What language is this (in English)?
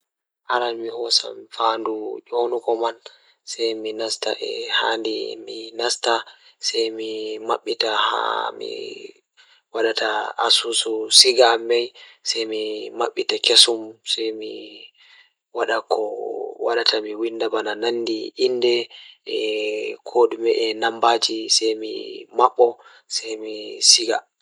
Fula